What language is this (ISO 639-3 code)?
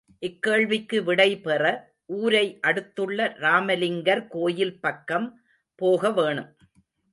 tam